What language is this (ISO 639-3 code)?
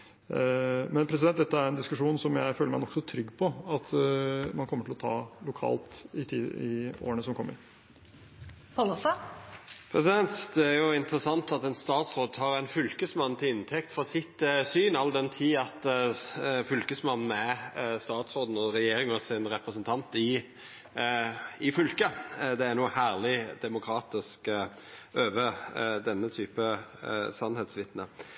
nor